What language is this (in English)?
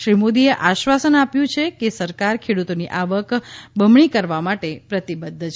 Gujarati